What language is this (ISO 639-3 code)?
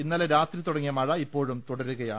mal